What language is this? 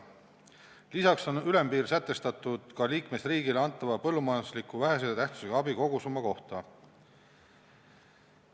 Estonian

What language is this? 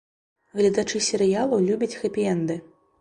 Belarusian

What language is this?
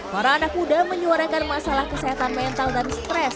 Indonesian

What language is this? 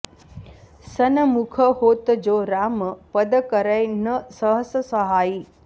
Sanskrit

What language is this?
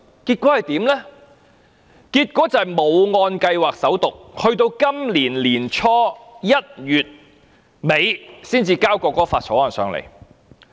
Cantonese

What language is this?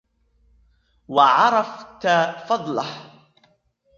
Arabic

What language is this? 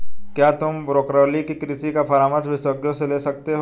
Hindi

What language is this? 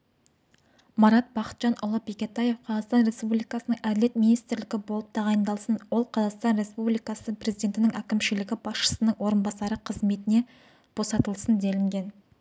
Kazakh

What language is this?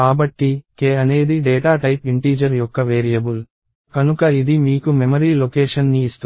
Telugu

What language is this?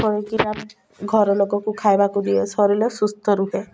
Odia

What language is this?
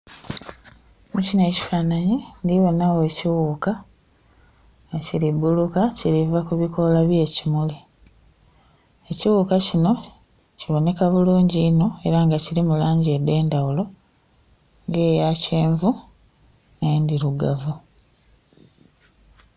Soga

